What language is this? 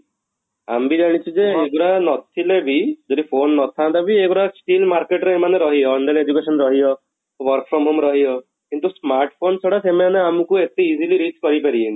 Odia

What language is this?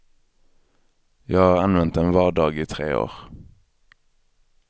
Swedish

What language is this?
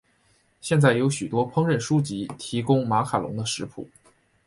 Chinese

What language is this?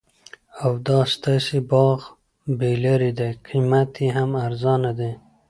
Pashto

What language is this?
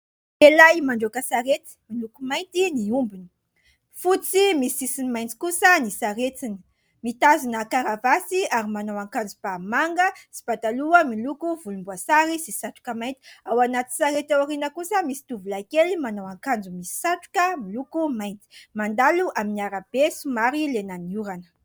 Malagasy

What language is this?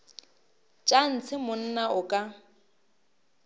Northern Sotho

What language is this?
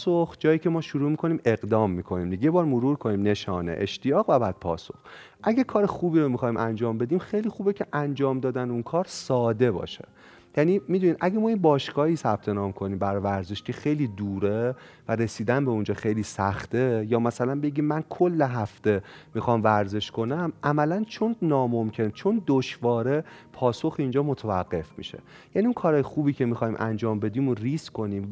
Persian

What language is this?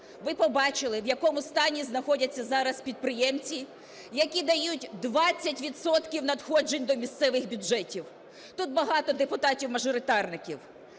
Ukrainian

